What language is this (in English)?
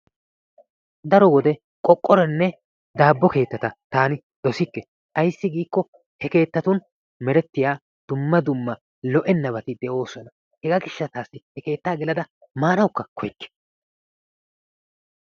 Wolaytta